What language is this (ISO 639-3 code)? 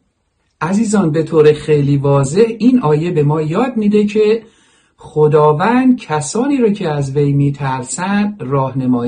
fas